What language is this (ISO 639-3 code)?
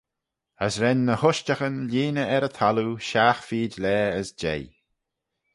glv